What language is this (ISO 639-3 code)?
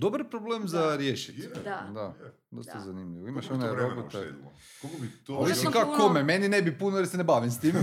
hrv